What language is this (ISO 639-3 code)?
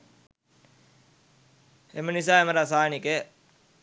sin